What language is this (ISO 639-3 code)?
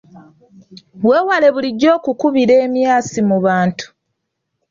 lug